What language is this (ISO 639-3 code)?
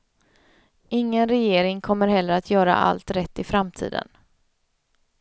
swe